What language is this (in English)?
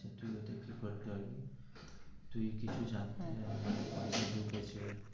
Bangla